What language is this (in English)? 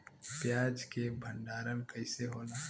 Bhojpuri